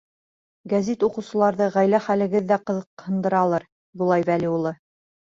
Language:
Bashkir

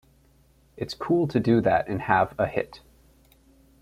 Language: English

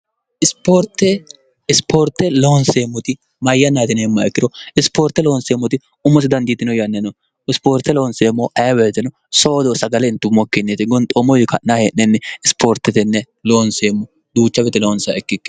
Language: Sidamo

